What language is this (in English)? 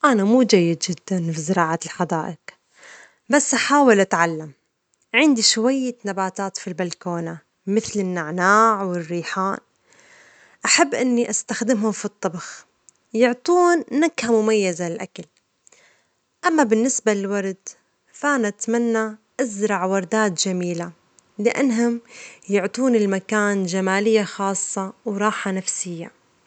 Omani Arabic